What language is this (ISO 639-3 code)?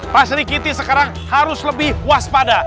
ind